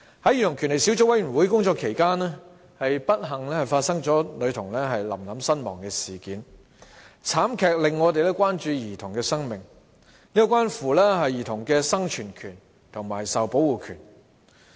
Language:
Cantonese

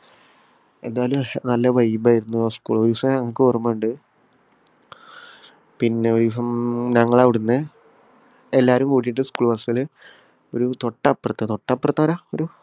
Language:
Malayalam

